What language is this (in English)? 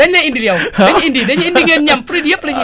Wolof